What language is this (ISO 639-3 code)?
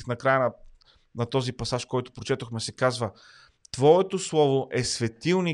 bul